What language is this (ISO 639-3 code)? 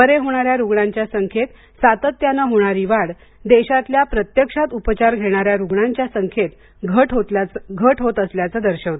mar